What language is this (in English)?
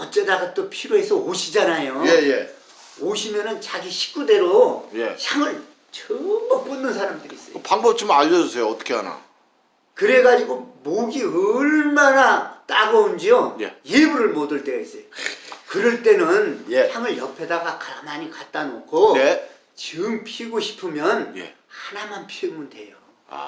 Korean